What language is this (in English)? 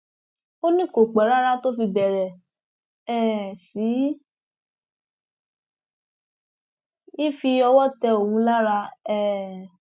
Yoruba